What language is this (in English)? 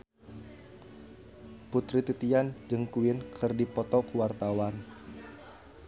Sundanese